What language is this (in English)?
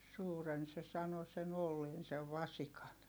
Finnish